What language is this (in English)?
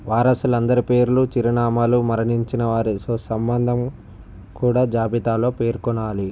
Telugu